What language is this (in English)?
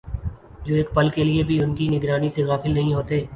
Urdu